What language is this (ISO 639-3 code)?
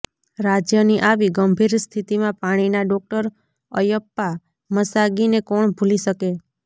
guj